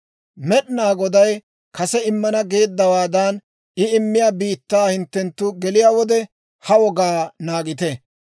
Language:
Dawro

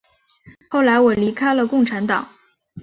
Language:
Chinese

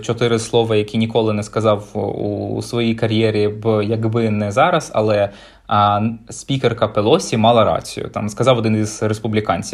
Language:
Ukrainian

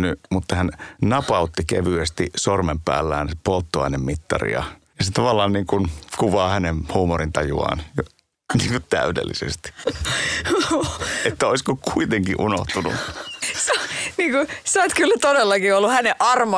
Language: Finnish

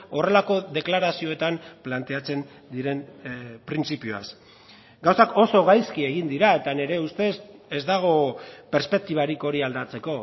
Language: Basque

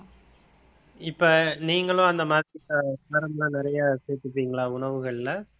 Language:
Tamil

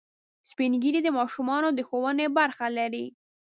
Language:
Pashto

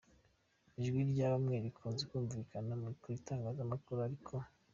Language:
Kinyarwanda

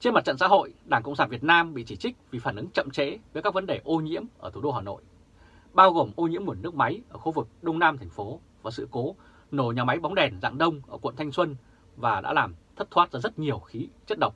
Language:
Vietnamese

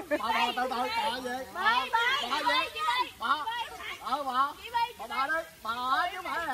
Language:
Vietnamese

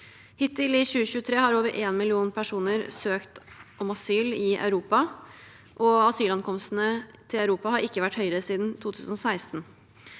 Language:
Norwegian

